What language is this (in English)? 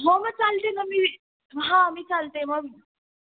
Marathi